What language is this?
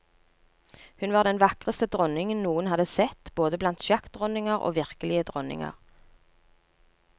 Norwegian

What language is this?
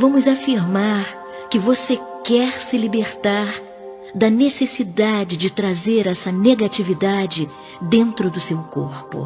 Portuguese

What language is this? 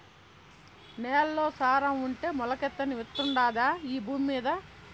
Telugu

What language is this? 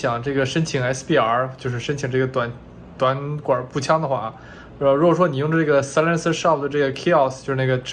Chinese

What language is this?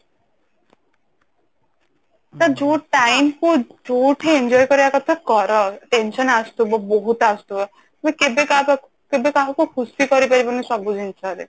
Odia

